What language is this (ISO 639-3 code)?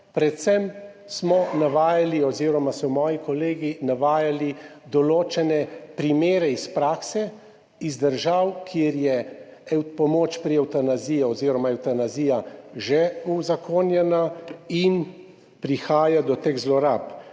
slv